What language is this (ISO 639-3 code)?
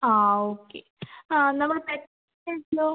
mal